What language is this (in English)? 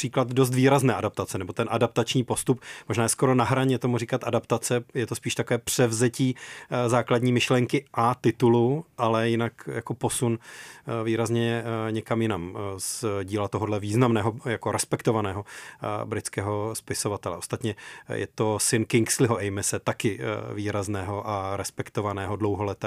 Czech